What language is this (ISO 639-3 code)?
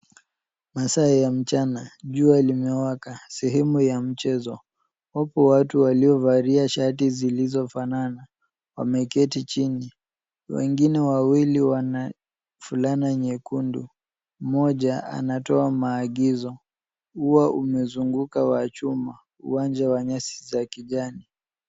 swa